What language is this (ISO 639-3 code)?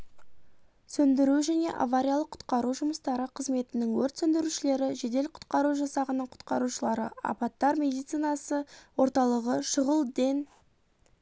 kaz